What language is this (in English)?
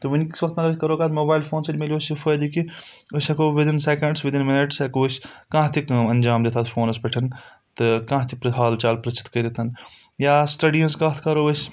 Kashmiri